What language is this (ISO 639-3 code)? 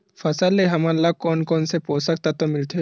hne